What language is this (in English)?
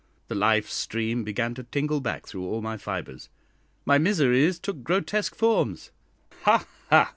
English